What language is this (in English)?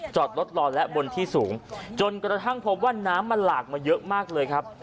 Thai